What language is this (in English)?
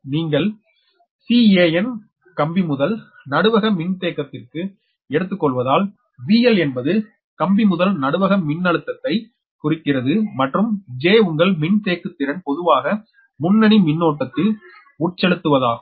Tamil